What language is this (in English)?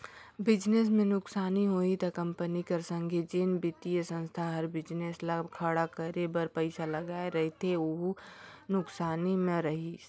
Chhattisgarhi